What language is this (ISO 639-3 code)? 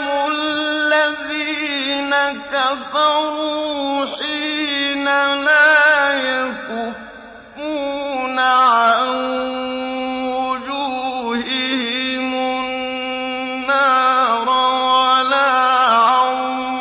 ara